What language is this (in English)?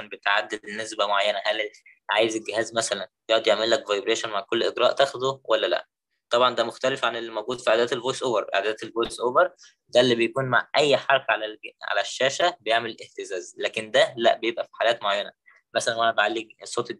Arabic